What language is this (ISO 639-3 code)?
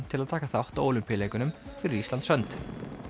isl